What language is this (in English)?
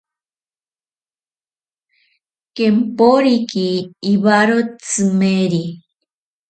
Ashéninka Perené